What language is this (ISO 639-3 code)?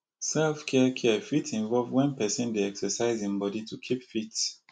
pcm